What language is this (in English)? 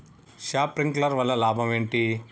Telugu